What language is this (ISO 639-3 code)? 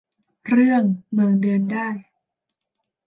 tha